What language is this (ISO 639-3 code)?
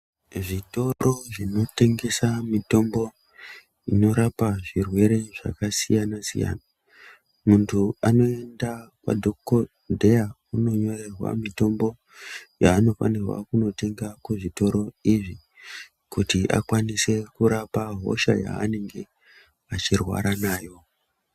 ndc